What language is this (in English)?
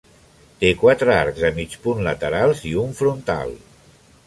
Catalan